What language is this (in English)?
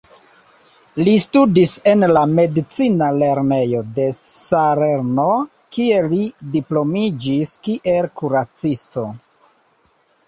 Esperanto